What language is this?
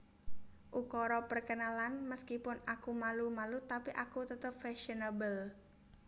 Javanese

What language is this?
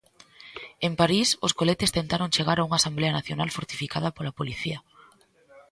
Galician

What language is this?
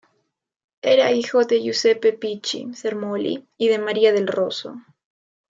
Spanish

